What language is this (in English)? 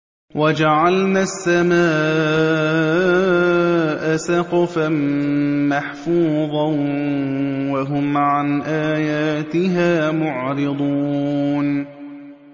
Arabic